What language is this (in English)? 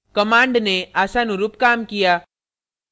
Hindi